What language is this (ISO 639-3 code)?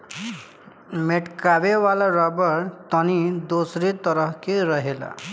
bho